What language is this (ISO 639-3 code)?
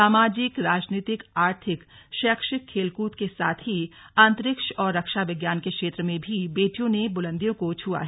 hin